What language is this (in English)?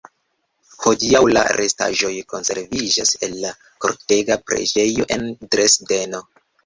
Esperanto